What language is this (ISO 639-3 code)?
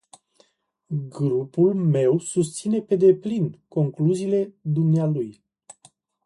ron